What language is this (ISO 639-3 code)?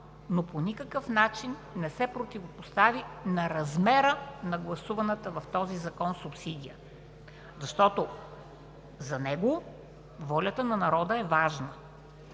bul